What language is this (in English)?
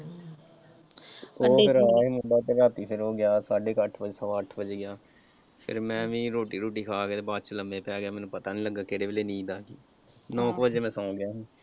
Punjabi